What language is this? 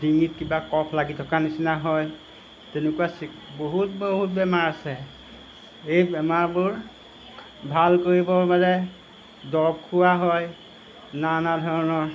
Assamese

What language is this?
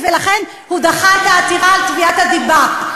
Hebrew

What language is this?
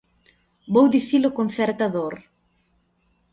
Galician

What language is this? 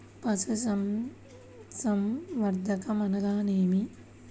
Telugu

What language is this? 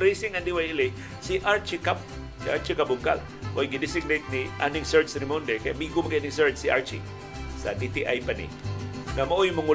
Filipino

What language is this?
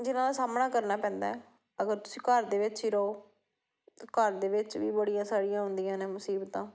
Punjabi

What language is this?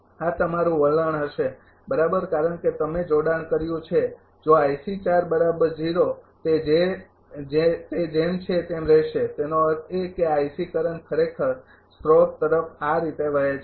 Gujarati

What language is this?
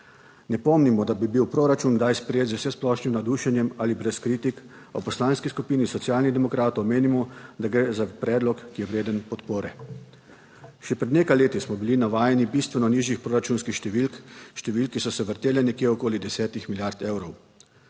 Slovenian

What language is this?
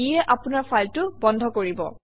Assamese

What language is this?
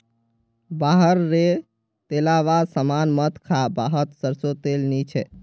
Magahi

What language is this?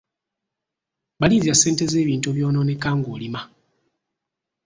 Ganda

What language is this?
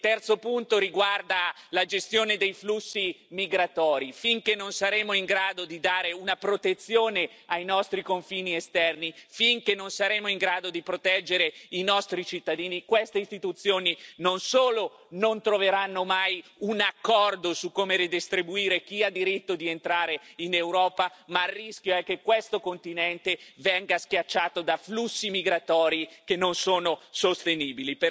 Italian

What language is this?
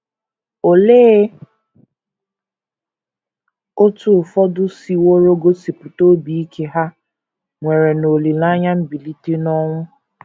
Igbo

